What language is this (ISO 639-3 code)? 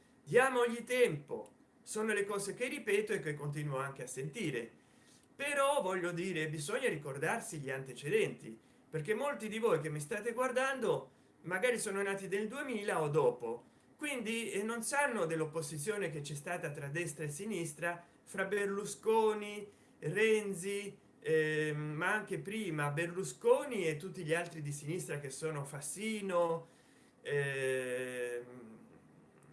ita